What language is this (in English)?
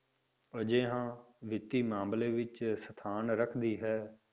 Punjabi